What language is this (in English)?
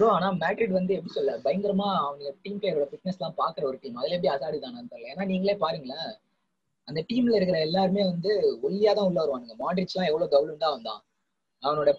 Tamil